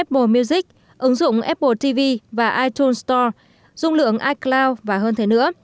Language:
Vietnamese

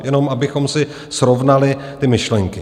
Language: Czech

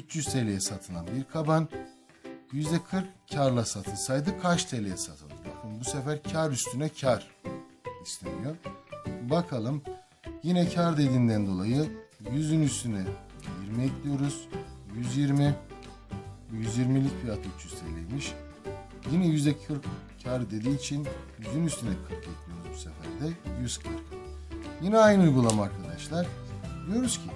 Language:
Turkish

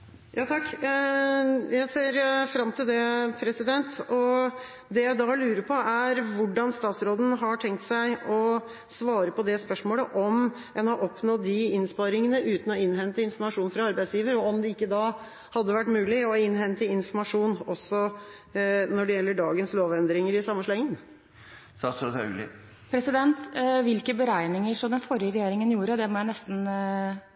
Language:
Norwegian Bokmål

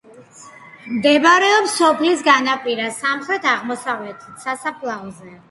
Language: Georgian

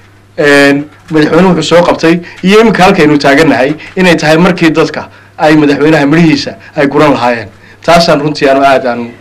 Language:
Arabic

